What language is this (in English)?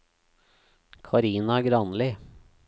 Norwegian